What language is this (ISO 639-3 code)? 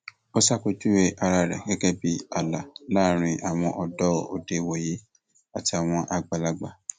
yor